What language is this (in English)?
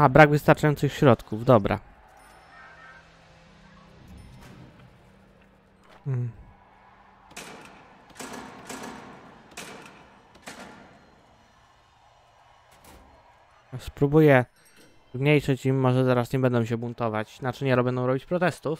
Polish